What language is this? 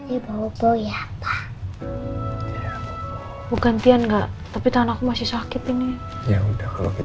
Indonesian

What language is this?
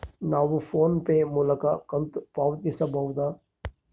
Kannada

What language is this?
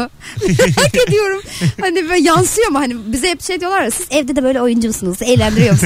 Turkish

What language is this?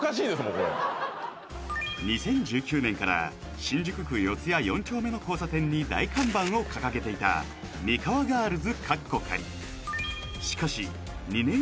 Japanese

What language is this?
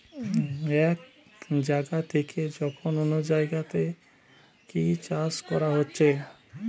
Bangla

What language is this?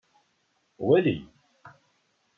Kabyle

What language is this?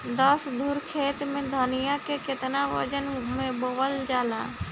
Bhojpuri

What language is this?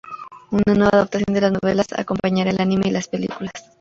Spanish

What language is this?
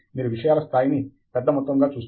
Telugu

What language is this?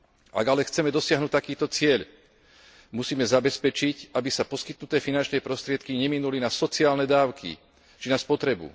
Slovak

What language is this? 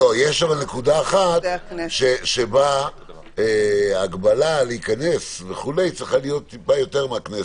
Hebrew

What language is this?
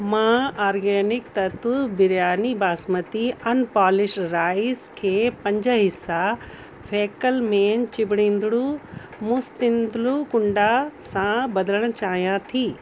Sindhi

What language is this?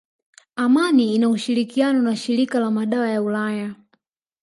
Swahili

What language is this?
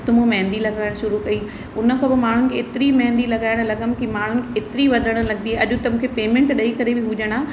Sindhi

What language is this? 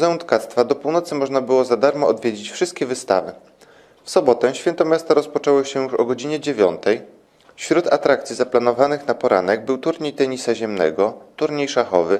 Polish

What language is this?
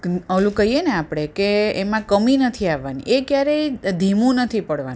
Gujarati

